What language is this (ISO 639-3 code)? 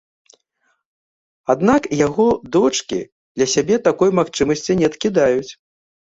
bel